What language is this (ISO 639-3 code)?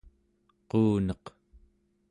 esu